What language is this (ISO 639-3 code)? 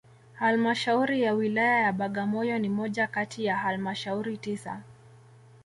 swa